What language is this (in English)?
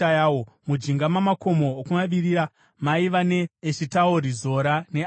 Shona